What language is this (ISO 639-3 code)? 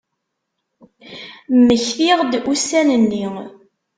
kab